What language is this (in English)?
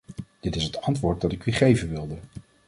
Dutch